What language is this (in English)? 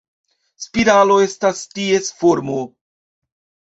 Esperanto